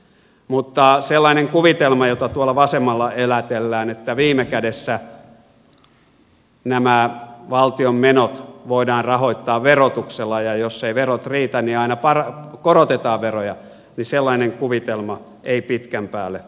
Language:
Finnish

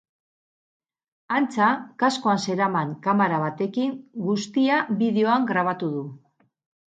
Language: Basque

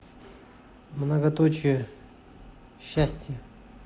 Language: Russian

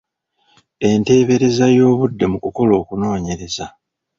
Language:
Ganda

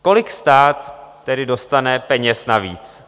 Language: Czech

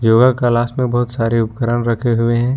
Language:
Hindi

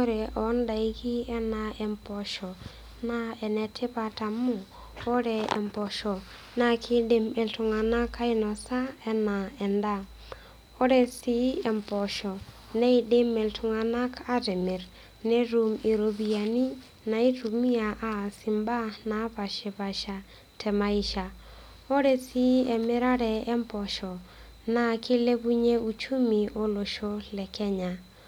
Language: Masai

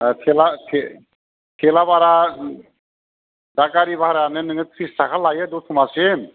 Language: Bodo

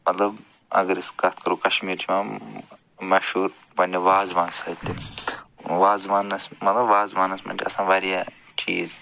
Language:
Kashmiri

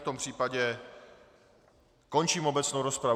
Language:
Czech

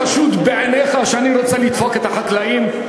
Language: Hebrew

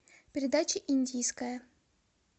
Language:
Russian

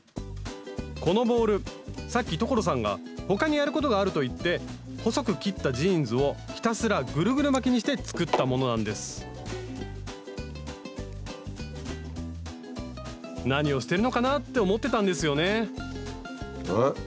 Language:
Japanese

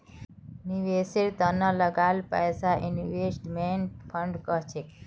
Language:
Magahi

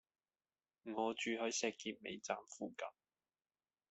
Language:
Cantonese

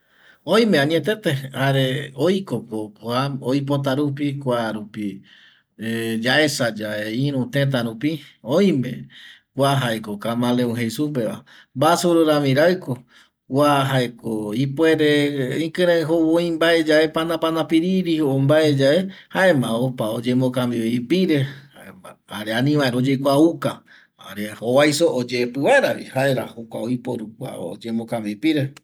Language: Eastern Bolivian Guaraní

